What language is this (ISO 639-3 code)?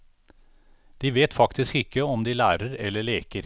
nor